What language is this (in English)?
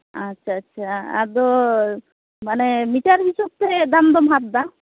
Santali